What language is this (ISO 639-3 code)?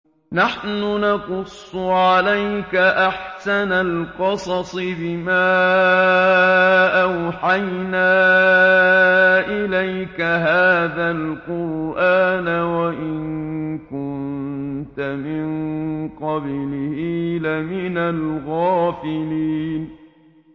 ara